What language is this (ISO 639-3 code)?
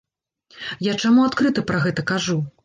bel